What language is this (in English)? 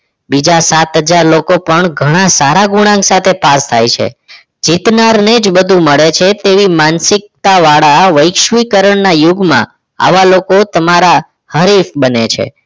Gujarati